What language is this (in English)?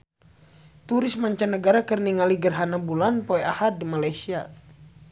Sundanese